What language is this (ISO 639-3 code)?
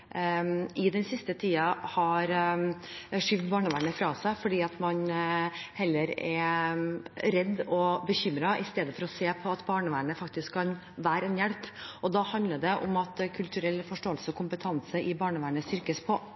nob